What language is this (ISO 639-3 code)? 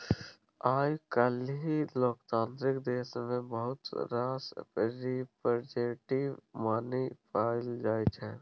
mai